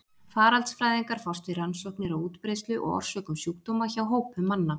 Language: Icelandic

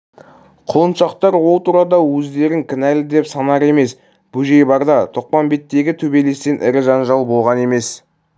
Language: Kazakh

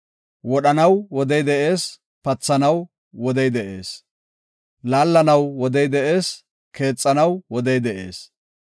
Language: Gofa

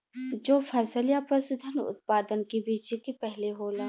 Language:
Bhojpuri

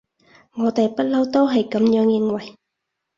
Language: Cantonese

